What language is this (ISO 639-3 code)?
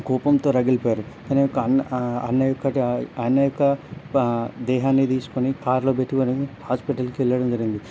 tel